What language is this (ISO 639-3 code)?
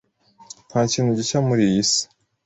kin